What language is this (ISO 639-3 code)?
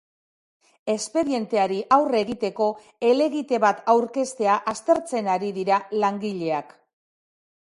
eus